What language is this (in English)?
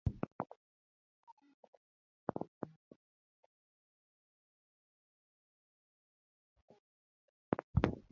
Luo (Kenya and Tanzania)